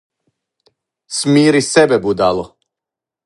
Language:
Serbian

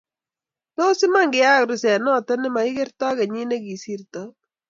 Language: Kalenjin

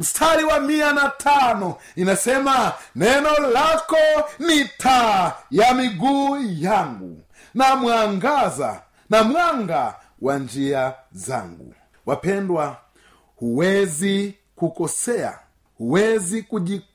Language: Swahili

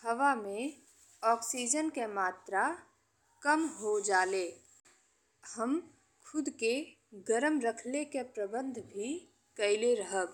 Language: Bhojpuri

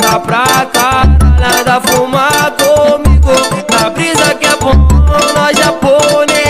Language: Romanian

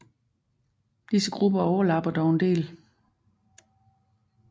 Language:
Danish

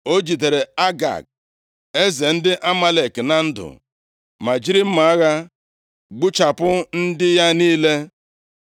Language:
Igbo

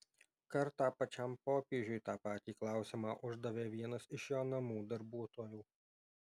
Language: Lithuanian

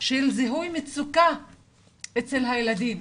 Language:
Hebrew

